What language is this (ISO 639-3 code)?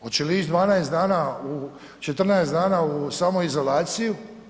hrv